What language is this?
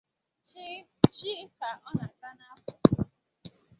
Igbo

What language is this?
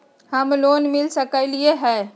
Magahi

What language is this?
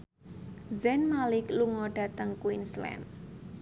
Javanese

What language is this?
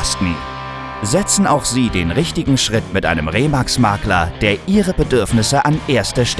German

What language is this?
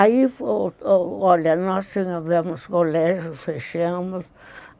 Portuguese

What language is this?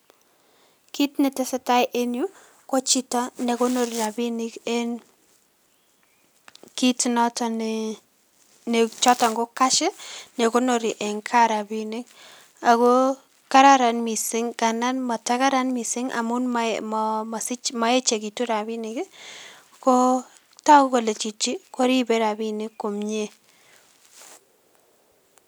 Kalenjin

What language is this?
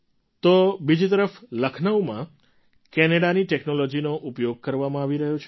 Gujarati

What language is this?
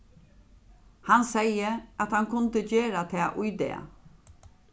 Faroese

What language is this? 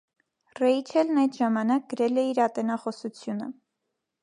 Armenian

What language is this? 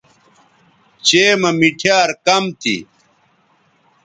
Bateri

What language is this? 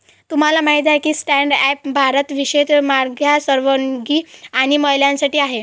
Marathi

